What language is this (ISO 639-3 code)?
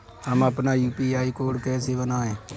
hin